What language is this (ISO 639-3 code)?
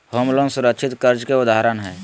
mag